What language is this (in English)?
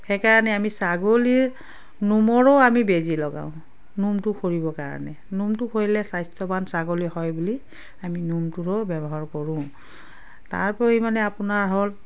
Assamese